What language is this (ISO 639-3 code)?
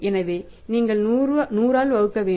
tam